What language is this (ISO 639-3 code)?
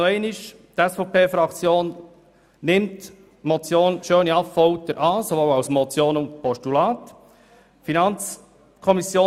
gsw